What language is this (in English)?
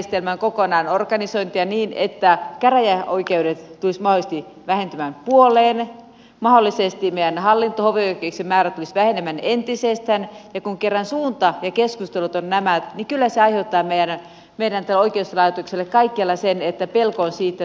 Finnish